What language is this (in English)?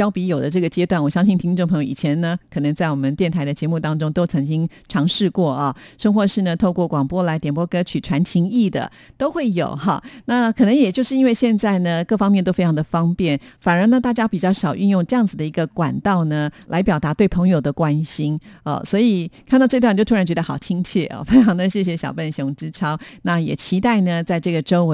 Chinese